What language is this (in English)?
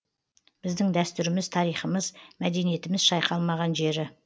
Kazakh